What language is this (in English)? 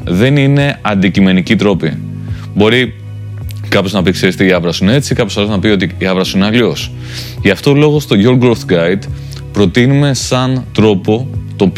Greek